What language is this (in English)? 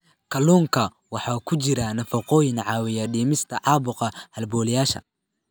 Somali